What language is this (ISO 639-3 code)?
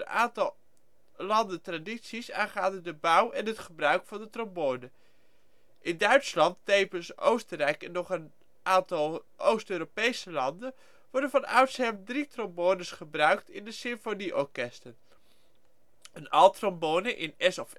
nld